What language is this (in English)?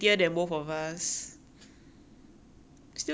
English